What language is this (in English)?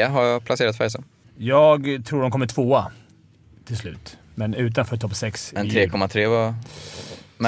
Swedish